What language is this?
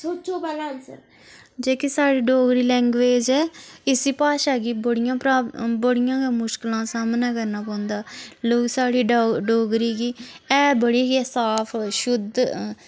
Dogri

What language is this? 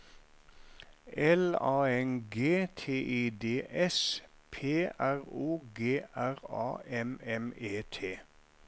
Norwegian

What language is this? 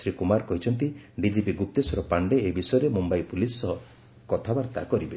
Odia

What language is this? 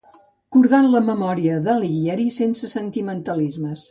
Catalan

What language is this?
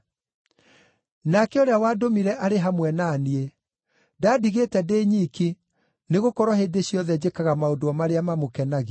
Kikuyu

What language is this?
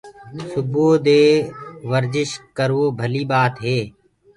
Gurgula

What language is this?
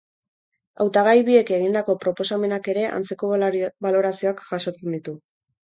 Basque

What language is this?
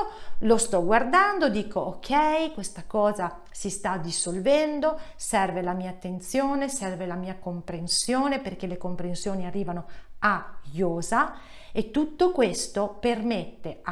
Italian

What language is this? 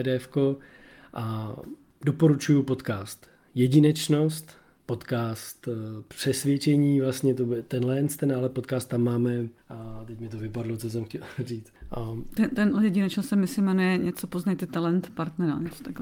Czech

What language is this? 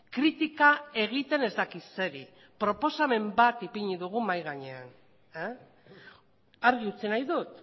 Basque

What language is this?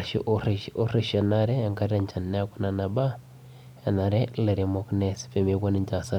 Masai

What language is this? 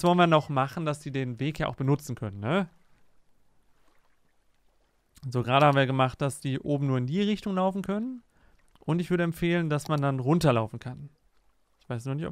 German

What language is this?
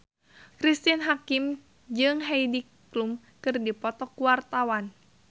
Sundanese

